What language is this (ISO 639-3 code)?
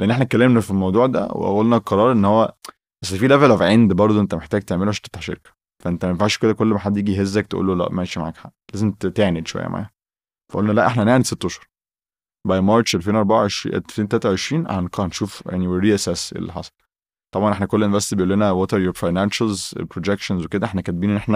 ara